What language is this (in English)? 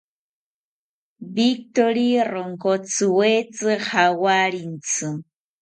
South Ucayali Ashéninka